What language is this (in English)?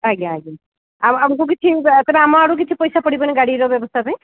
Odia